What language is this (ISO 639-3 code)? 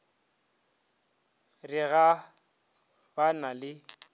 nso